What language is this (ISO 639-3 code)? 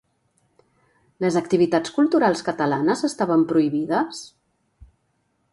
cat